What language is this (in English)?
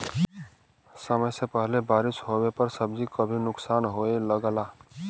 Bhojpuri